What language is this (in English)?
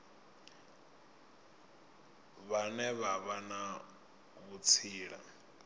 Venda